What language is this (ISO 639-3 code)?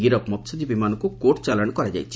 ori